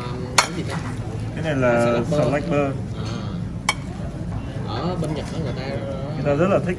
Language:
Vietnamese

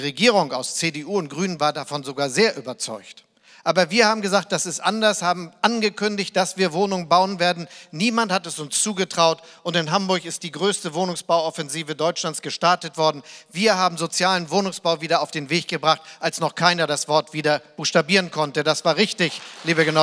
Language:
German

